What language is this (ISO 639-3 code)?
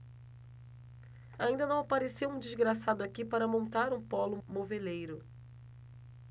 por